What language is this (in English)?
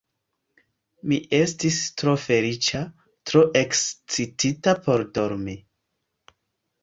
Esperanto